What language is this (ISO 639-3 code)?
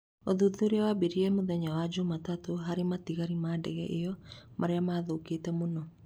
kik